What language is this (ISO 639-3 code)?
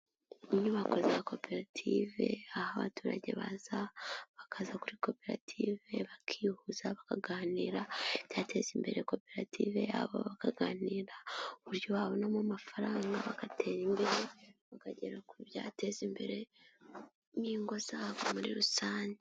kin